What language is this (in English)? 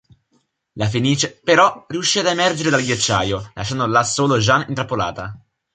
Italian